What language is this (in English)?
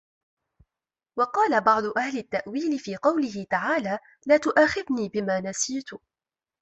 Arabic